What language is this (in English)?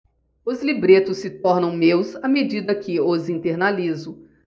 Portuguese